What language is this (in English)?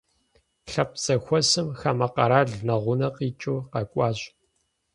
Kabardian